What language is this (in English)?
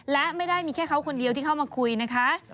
Thai